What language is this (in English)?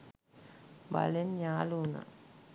Sinhala